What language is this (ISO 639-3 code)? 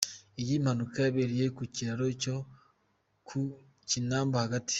kin